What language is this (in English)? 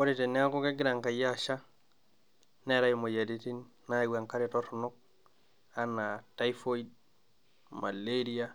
Masai